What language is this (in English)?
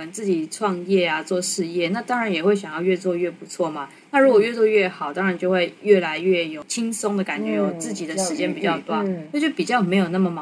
Chinese